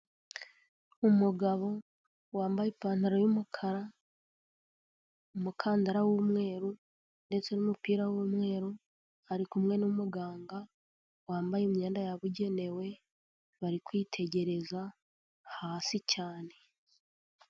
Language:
Kinyarwanda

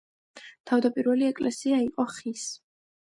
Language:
Georgian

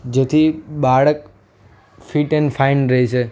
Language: Gujarati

